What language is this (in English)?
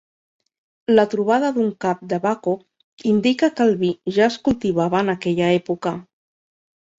Catalan